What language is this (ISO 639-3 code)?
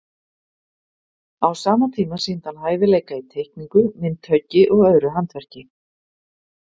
isl